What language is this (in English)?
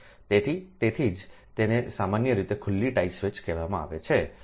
Gujarati